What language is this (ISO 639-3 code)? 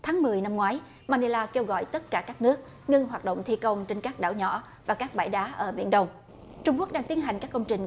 vie